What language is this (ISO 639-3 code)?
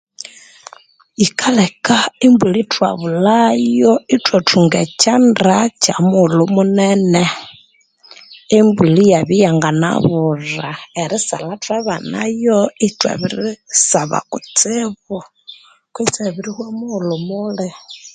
koo